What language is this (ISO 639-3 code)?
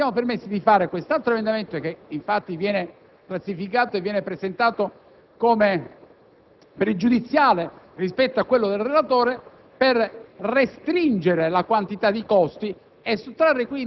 ita